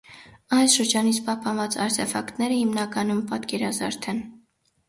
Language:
Armenian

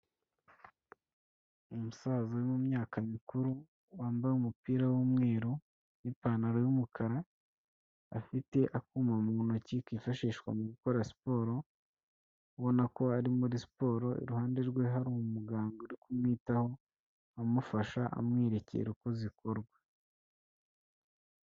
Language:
Kinyarwanda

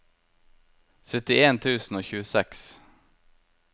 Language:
Norwegian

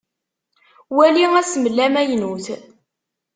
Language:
Kabyle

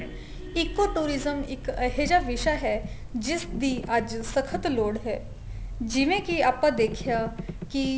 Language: Punjabi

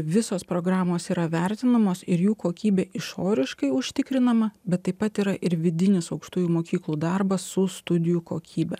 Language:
Lithuanian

